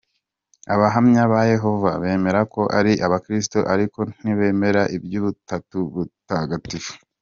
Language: Kinyarwanda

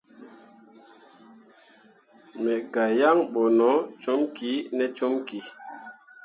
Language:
Mundang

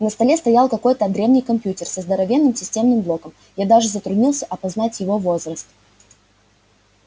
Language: Russian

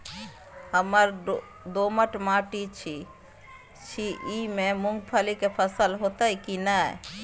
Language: Maithili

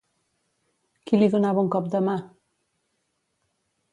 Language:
Catalan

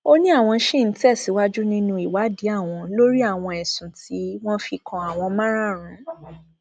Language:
Yoruba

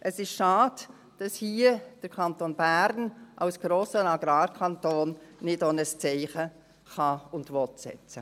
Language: Swiss German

